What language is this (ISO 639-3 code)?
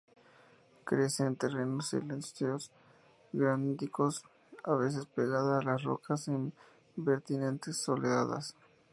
spa